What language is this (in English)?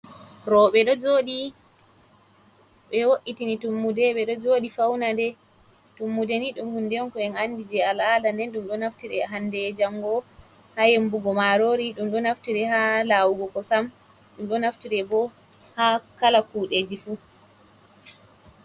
Fula